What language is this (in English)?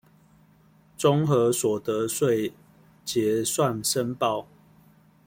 Chinese